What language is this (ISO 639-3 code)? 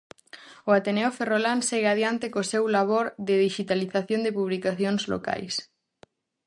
glg